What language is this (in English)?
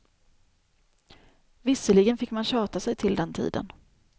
Swedish